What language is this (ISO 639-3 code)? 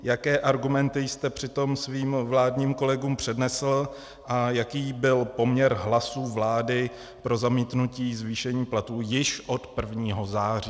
ces